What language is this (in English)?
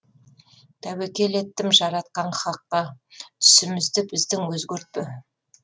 Kazakh